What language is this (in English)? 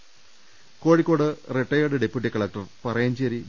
Malayalam